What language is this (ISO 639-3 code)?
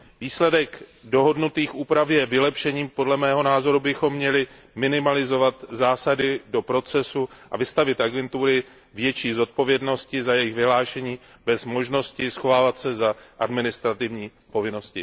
ces